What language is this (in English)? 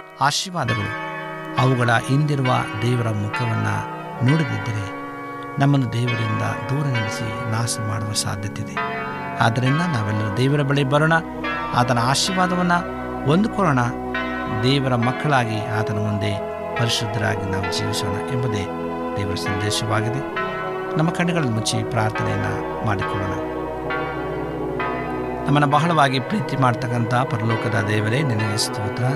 Kannada